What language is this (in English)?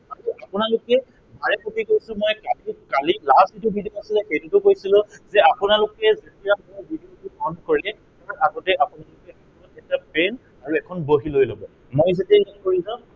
Assamese